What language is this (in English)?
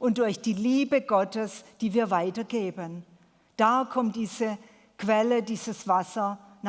German